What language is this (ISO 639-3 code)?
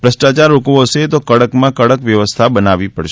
guj